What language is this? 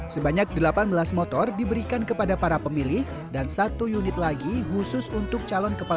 Indonesian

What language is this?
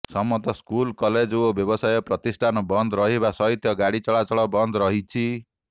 Odia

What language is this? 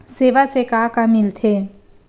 Chhattisgarhi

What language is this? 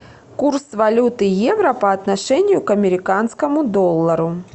Russian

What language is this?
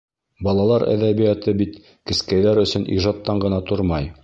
Bashkir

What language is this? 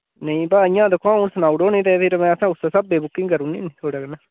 Dogri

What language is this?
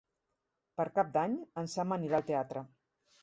Catalan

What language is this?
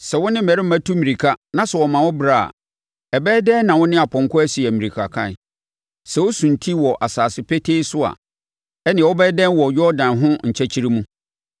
Akan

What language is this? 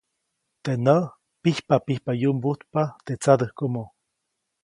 Copainalá Zoque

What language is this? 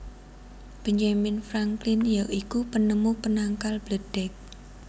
Javanese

